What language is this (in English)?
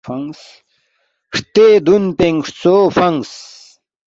Balti